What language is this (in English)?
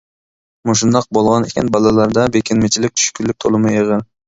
Uyghur